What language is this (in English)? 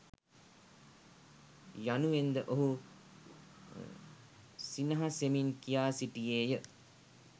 Sinhala